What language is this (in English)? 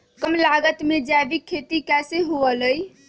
Magahi